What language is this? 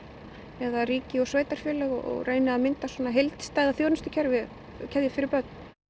Icelandic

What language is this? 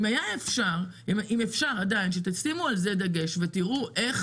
Hebrew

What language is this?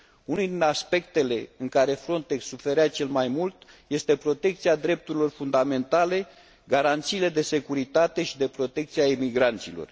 Romanian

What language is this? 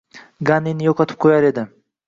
Uzbek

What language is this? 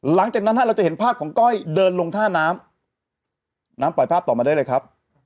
Thai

